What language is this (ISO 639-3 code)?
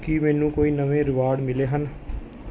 pan